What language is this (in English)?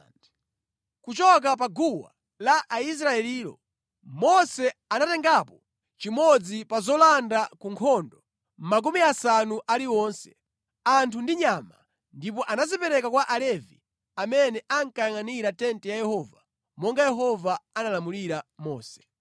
Nyanja